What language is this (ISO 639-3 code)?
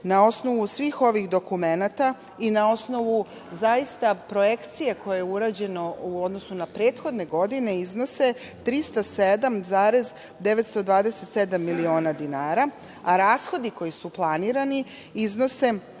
srp